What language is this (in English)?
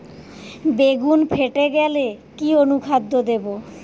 Bangla